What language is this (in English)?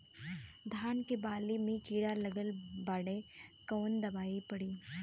Bhojpuri